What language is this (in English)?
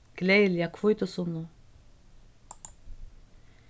Faroese